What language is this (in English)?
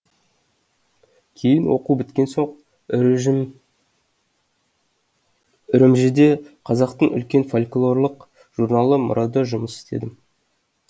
Kazakh